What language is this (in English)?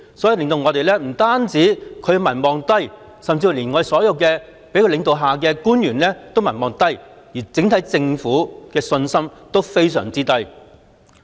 Cantonese